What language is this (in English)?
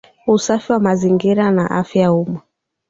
Swahili